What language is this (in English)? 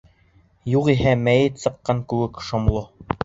Bashkir